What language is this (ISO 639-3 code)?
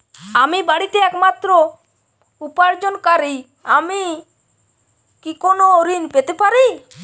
ben